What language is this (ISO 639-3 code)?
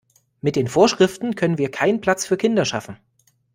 deu